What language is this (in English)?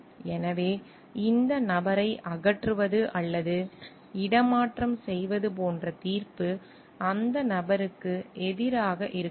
Tamil